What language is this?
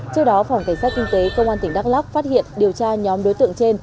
Vietnamese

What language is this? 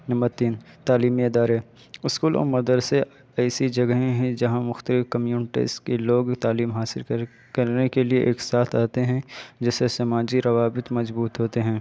Urdu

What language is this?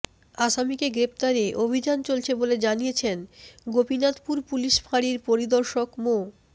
Bangla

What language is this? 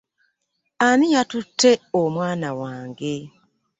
Ganda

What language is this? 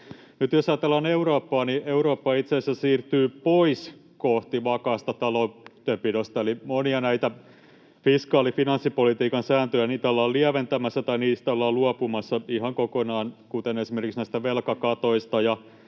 Finnish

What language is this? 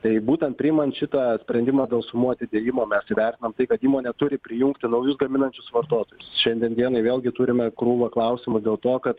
Lithuanian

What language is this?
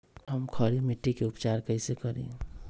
Magahi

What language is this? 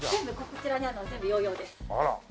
Japanese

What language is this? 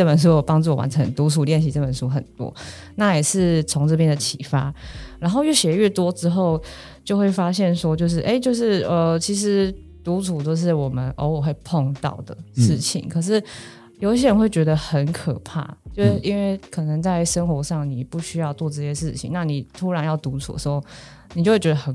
Chinese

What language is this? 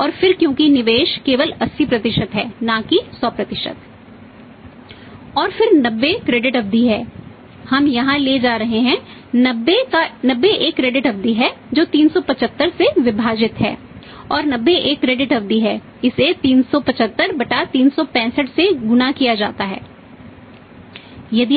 Hindi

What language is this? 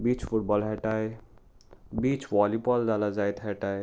Konkani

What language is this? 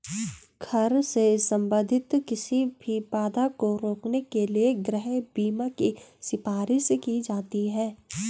Hindi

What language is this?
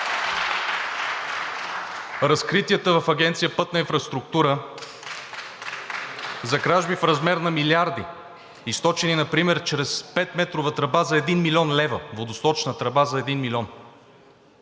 Bulgarian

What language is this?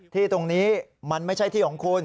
Thai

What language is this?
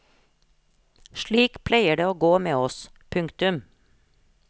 Norwegian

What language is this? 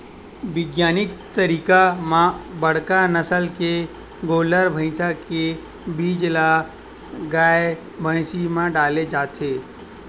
Chhattisgarhi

